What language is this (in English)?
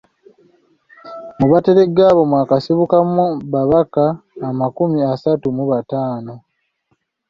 Ganda